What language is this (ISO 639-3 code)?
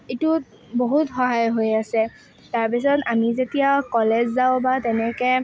asm